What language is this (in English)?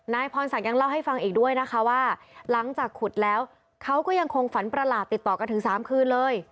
Thai